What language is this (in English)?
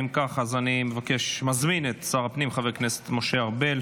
Hebrew